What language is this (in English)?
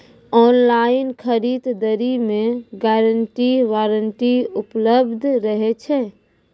Maithili